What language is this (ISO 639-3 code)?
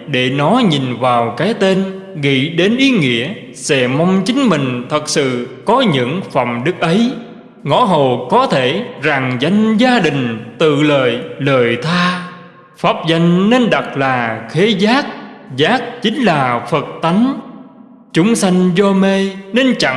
vie